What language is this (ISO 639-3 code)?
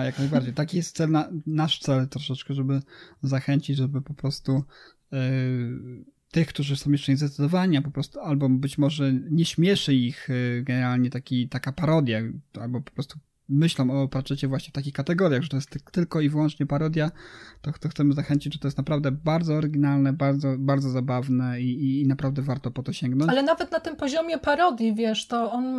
pol